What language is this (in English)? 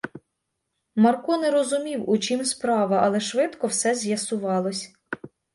Ukrainian